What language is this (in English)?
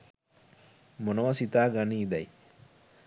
Sinhala